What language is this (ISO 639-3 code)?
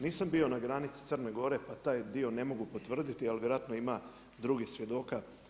hrv